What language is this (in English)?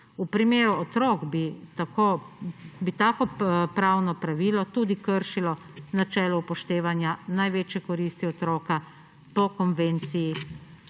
Slovenian